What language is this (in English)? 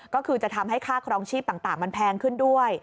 Thai